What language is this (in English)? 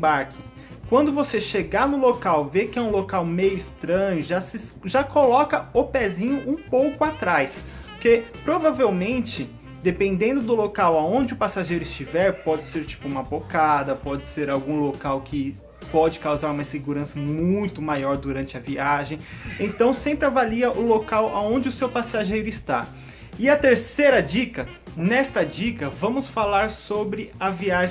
Portuguese